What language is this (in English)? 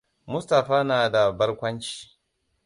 Hausa